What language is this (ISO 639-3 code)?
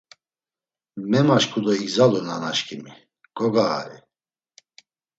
lzz